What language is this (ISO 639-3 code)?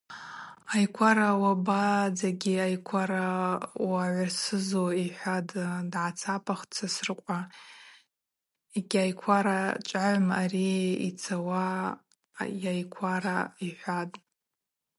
abq